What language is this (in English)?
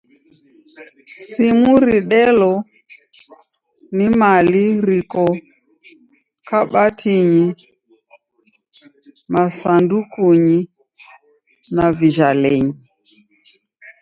Taita